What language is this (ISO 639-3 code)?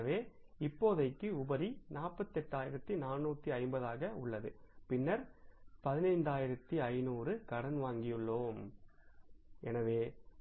tam